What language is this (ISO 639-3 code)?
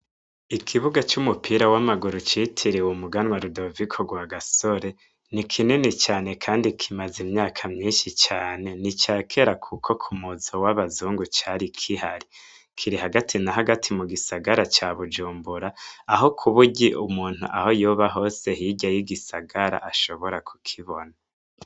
run